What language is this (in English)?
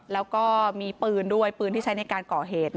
Thai